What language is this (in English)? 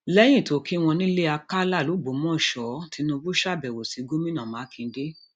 Yoruba